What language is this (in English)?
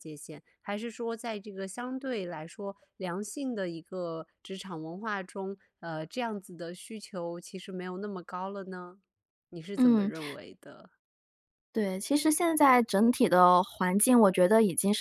Chinese